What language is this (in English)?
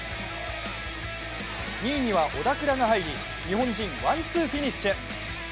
Japanese